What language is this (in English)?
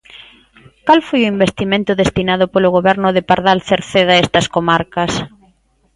Galician